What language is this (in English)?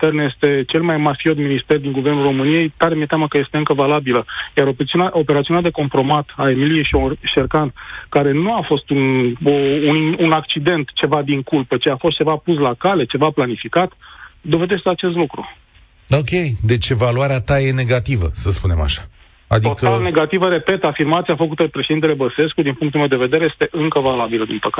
Romanian